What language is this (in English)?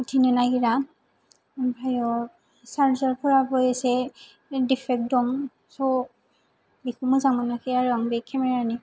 Bodo